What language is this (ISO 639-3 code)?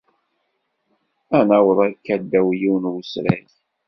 kab